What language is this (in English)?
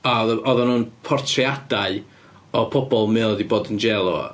Welsh